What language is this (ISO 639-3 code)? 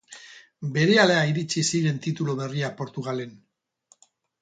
eus